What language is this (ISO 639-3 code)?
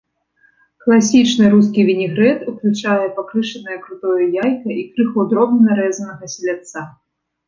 bel